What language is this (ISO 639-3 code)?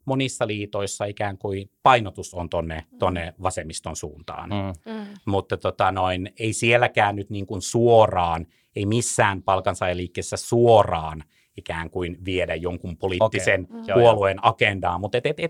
fin